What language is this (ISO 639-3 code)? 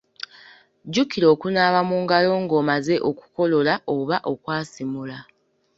lug